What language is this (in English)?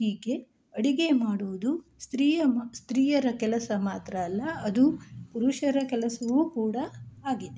Kannada